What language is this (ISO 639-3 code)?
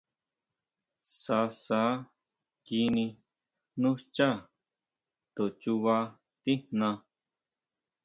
mau